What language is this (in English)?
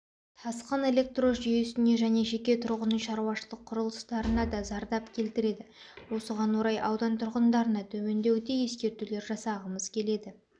Kazakh